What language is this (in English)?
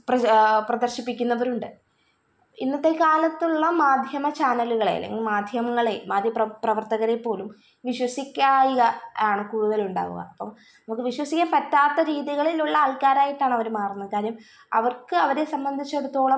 Malayalam